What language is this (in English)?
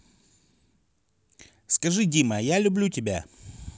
Russian